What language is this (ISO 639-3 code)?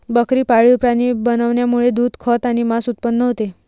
mar